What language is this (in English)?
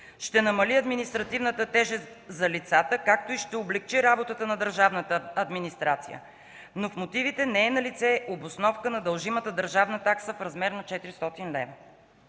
Bulgarian